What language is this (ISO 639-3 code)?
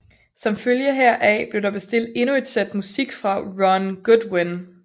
dan